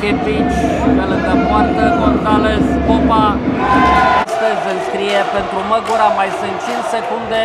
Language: Romanian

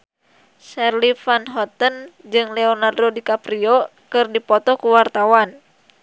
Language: Sundanese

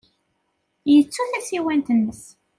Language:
Kabyle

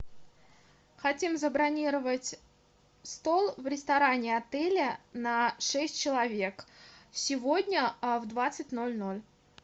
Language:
Russian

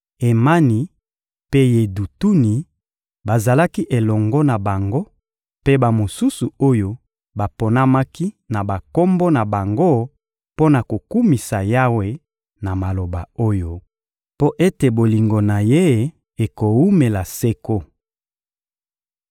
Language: Lingala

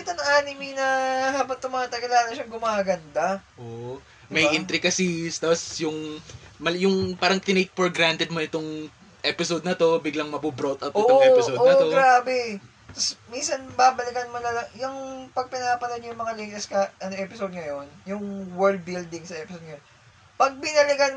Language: Filipino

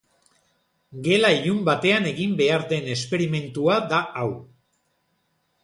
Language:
Basque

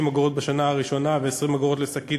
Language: Hebrew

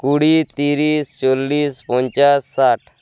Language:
Bangla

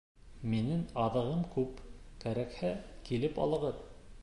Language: Bashkir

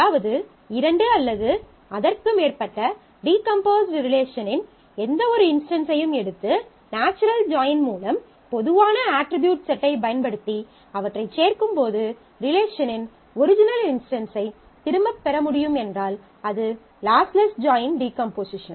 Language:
Tamil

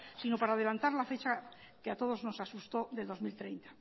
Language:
Spanish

